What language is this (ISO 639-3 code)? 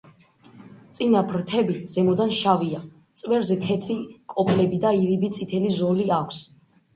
kat